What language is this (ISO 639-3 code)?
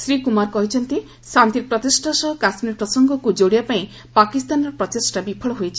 ori